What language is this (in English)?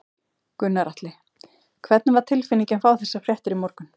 Icelandic